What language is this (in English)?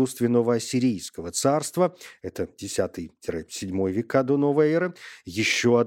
Russian